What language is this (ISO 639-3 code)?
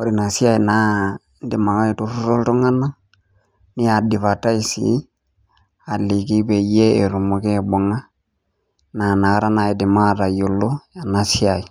mas